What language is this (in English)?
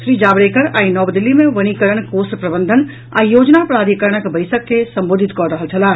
Maithili